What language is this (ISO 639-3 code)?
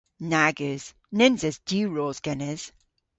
cor